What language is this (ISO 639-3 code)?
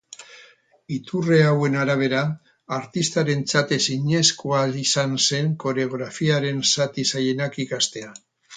eus